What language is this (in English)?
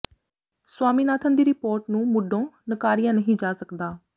Punjabi